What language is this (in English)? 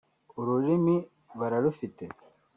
Kinyarwanda